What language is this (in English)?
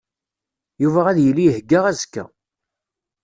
Kabyle